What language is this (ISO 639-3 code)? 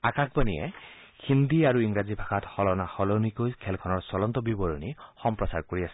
asm